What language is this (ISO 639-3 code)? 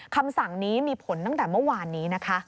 tha